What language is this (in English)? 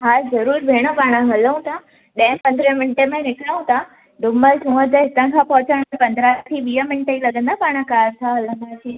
Sindhi